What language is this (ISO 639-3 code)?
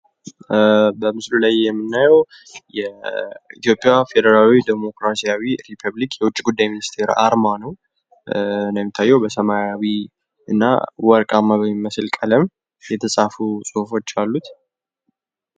amh